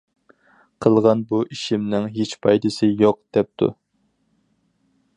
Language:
Uyghur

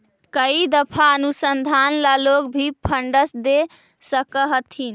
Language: Magahi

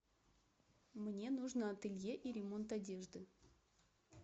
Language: Russian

